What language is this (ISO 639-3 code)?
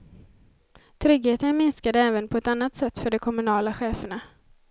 swe